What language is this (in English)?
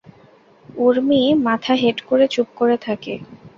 Bangla